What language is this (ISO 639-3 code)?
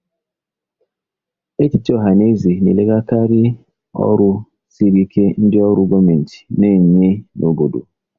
ibo